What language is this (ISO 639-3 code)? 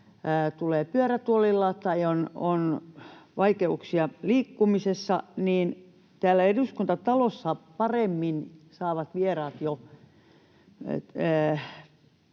fin